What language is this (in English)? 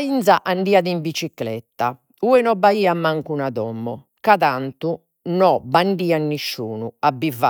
Sardinian